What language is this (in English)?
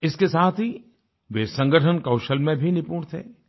Hindi